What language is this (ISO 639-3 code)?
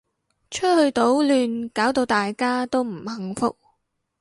yue